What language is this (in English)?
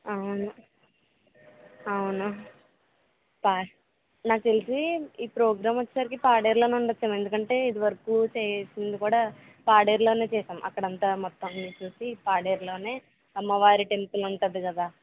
Telugu